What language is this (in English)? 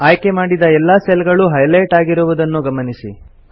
Kannada